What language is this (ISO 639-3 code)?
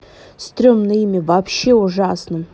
rus